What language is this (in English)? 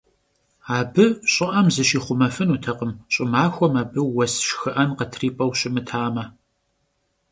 Kabardian